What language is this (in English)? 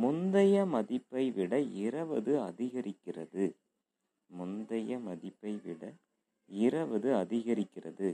Tamil